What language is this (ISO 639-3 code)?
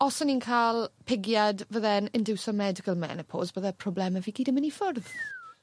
cym